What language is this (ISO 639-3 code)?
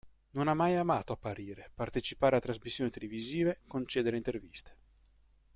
ita